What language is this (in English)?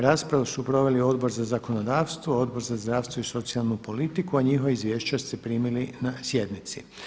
Croatian